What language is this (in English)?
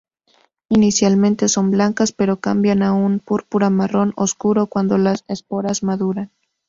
Spanish